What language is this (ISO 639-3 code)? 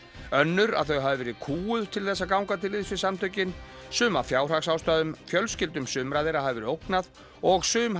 isl